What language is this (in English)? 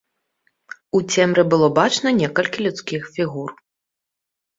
Belarusian